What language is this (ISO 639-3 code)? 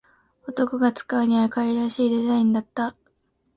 jpn